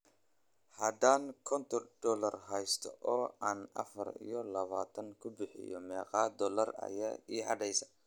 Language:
Somali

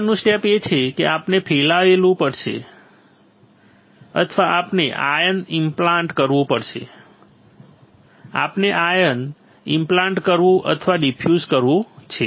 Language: Gujarati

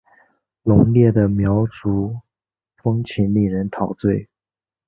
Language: Chinese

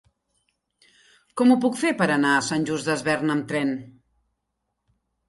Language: Catalan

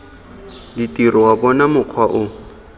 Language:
Tswana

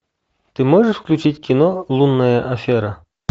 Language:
Russian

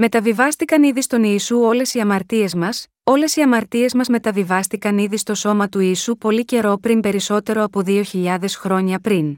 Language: Greek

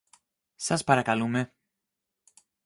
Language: Greek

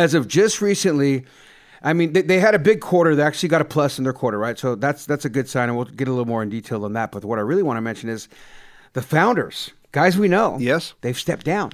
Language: English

